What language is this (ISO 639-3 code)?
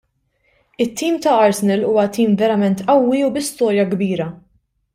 mlt